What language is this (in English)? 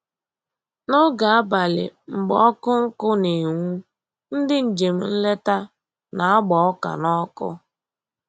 Igbo